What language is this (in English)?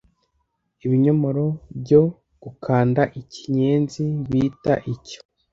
Kinyarwanda